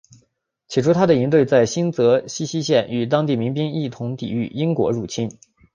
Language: Chinese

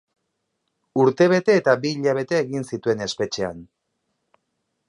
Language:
Basque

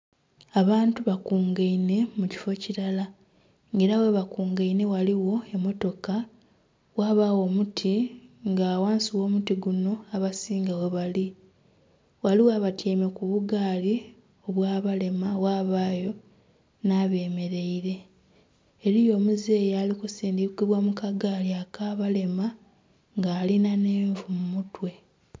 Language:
Soga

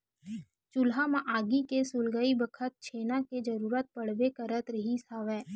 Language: Chhattisgarhi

